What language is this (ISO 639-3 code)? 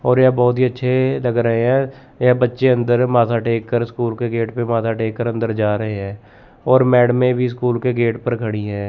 hin